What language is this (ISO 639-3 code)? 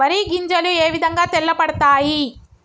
tel